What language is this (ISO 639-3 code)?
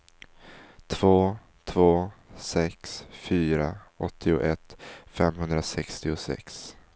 swe